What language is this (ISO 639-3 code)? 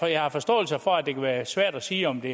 dan